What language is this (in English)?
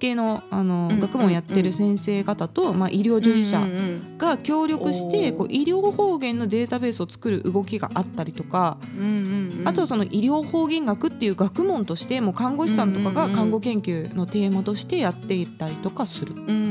Japanese